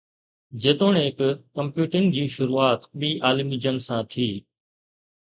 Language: Sindhi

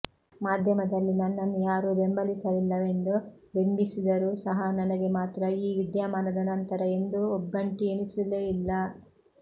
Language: Kannada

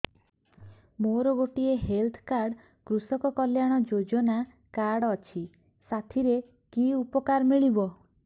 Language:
Odia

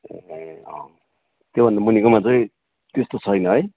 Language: Nepali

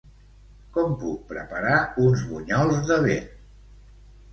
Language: Catalan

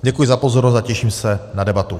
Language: Czech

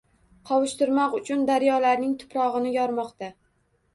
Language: Uzbek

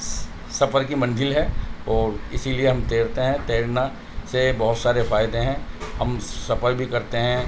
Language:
Urdu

